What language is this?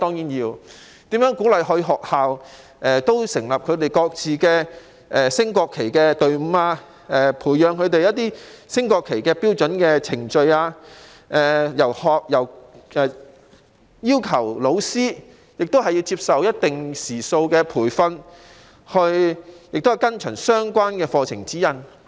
Cantonese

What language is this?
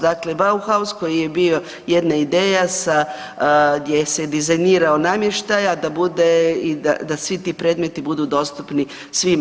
Croatian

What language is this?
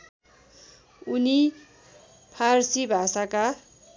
Nepali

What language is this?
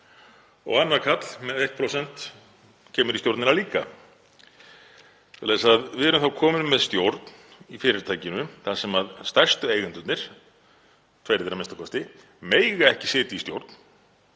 Icelandic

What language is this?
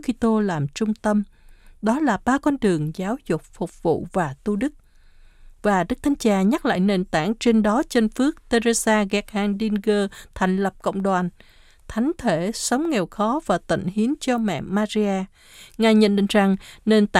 Vietnamese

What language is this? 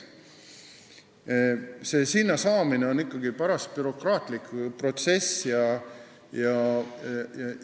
Estonian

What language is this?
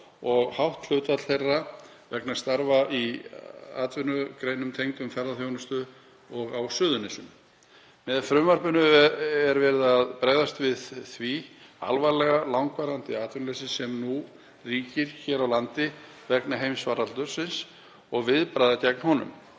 Icelandic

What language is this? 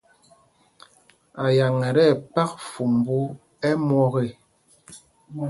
Mpumpong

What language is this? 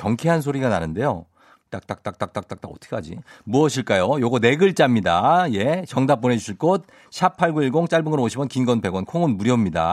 Korean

